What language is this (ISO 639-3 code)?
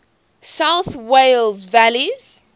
eng